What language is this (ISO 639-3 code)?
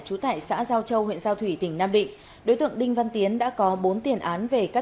vie